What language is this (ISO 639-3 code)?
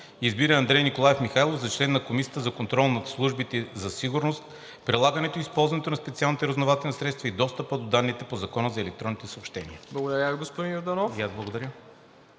bul